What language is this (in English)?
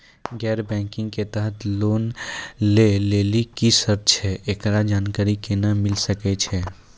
Maithili